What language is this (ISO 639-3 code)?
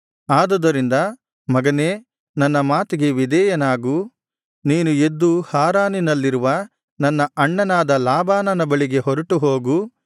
kan